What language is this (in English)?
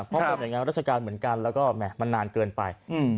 Thai